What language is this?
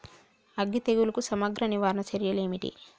Telugu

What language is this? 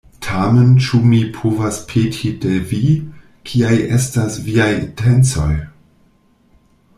Esperanto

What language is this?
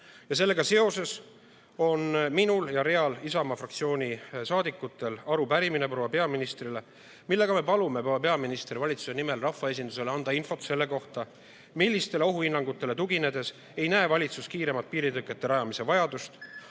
Estonian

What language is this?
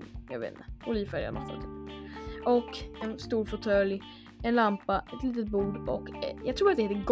Swedish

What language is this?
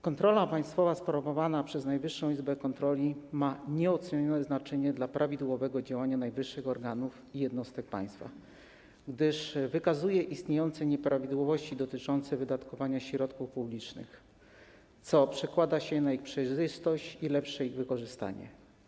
Polish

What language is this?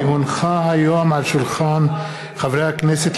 Hebrew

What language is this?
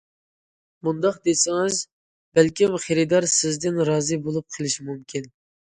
Uyghur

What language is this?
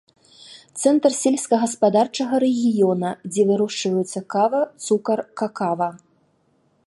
Belarusian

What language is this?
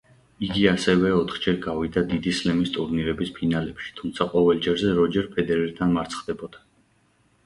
Georgian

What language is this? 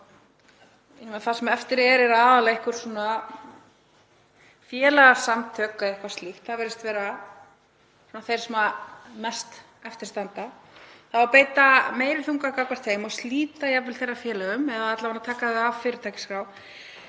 Icelandic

